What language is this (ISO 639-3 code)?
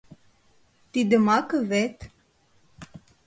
chm